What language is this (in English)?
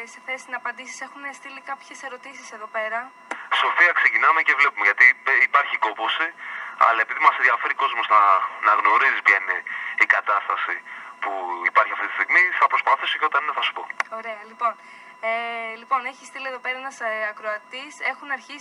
Greek